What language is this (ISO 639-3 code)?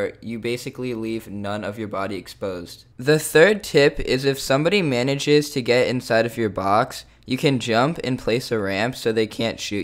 eng